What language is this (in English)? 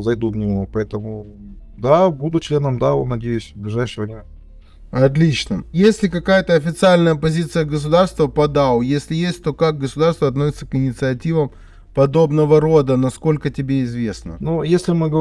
Russian